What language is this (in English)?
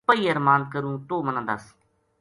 Gujari